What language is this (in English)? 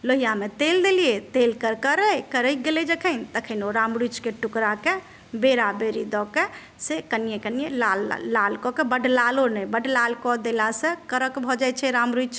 Maithili